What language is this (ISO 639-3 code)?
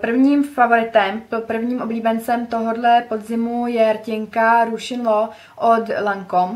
ces